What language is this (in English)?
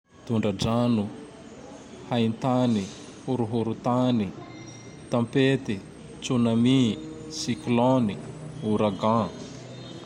Tandroy-Mahafaly Malagasy